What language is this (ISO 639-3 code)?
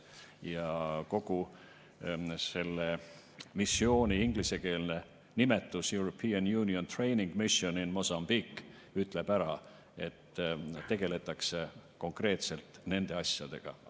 est